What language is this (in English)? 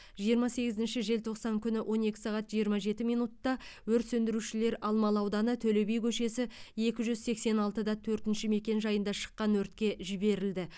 Kazakh